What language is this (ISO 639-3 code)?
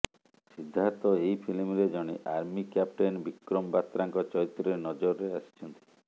ori